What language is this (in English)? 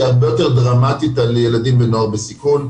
Hebrew